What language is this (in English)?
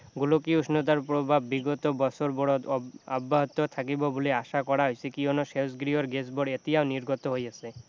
Assamese